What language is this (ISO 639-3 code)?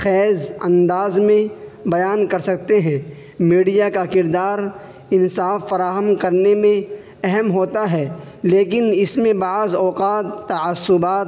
urd